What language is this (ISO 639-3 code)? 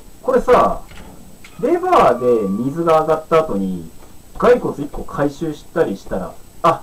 jpn